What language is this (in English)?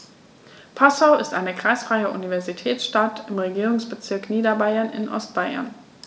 German